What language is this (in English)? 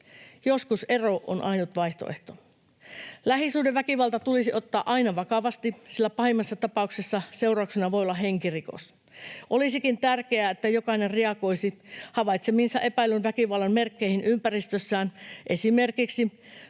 Finnish